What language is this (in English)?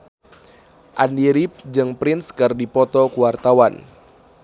Sundanese